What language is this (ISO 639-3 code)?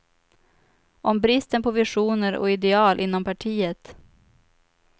swe